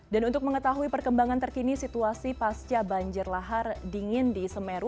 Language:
Indonesian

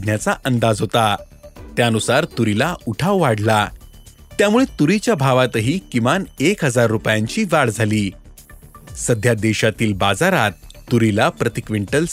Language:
Marathi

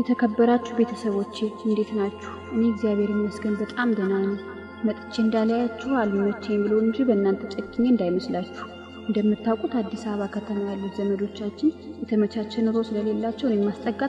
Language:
Turkish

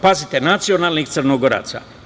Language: Serbian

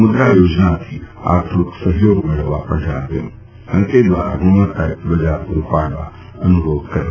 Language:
Gujarati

